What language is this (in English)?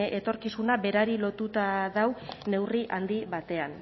Basque